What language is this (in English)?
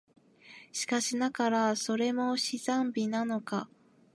Japanese